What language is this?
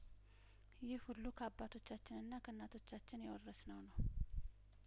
Amharic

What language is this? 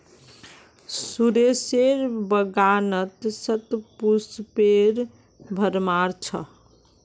Magahi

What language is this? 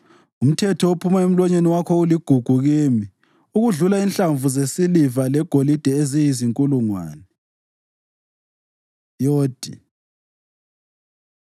North Ndebele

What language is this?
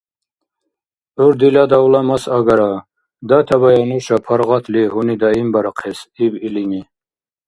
Dargwa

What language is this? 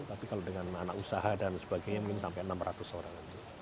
Indonesian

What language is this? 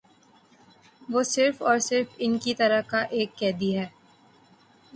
Urdu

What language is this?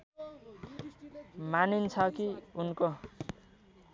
Nepali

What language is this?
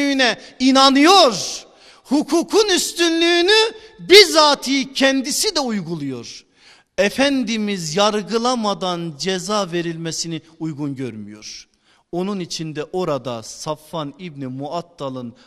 Turkish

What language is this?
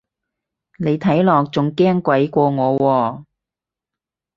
Cantonese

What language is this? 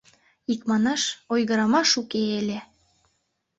Mari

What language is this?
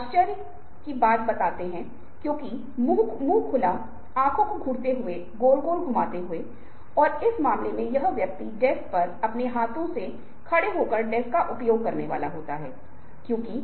Hindi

